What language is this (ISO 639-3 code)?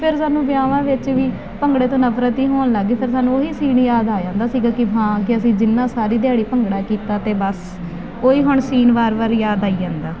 pan